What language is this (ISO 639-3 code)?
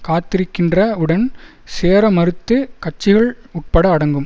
tam